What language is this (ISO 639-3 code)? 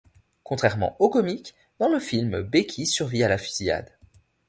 fra